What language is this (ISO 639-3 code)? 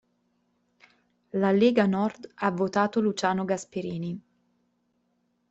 ita